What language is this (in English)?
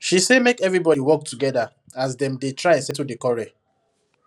Nigerian Pidgin